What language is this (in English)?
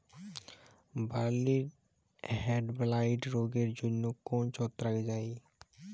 Bangla